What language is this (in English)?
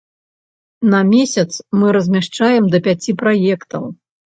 Belarusian